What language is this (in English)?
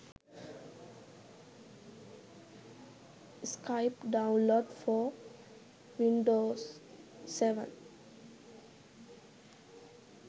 Sinhala